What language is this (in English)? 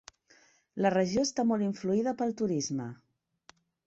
Catalan